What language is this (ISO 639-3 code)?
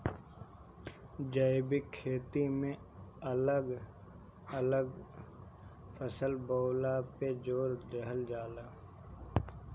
bho